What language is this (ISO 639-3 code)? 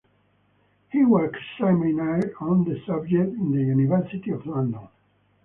eng